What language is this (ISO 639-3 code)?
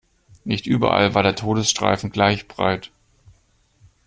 deu